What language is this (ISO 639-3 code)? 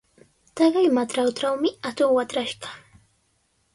qws